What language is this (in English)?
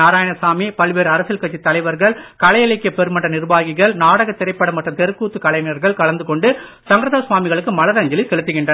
Tamil